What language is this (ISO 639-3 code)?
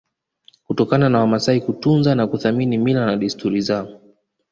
swa